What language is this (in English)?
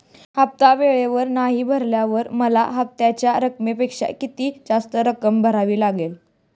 Marathi